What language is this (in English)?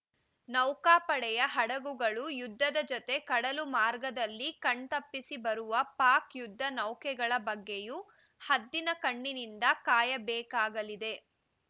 Kannada